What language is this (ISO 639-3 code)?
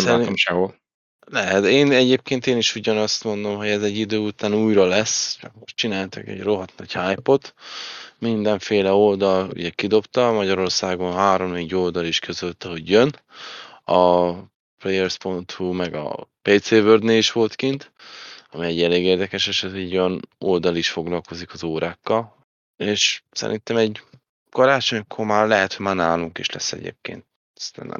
hun